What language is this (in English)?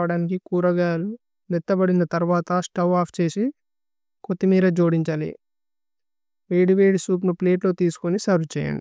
Tulu